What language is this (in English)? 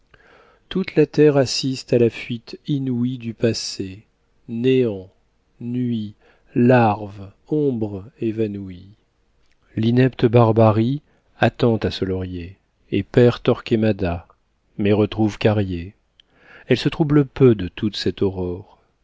French